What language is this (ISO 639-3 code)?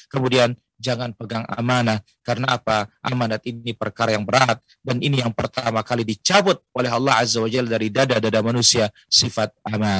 ind